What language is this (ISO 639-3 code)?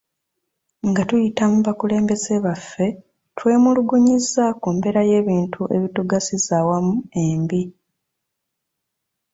lug